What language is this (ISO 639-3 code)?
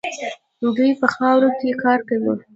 pus